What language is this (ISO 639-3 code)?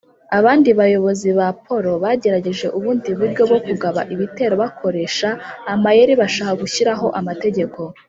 kin